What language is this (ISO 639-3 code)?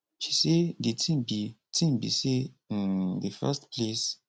pcm